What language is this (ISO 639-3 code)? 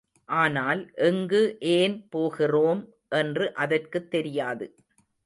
tam